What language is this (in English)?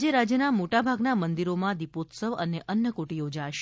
Gujarati